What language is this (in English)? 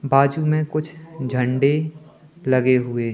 Hindi